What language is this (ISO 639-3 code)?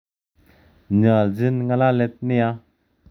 kln